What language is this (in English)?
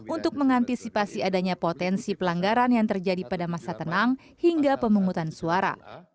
Indonesian